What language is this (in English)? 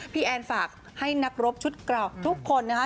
Thai